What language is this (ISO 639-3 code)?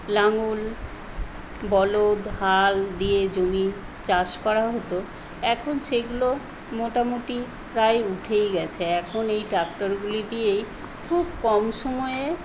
ben